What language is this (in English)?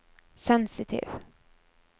Norwegian